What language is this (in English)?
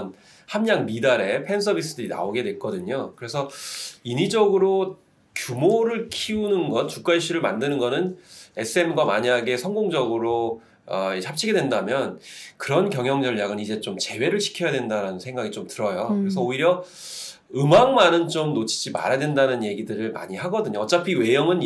Korean